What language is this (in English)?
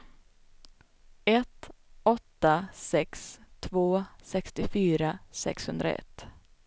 Swedish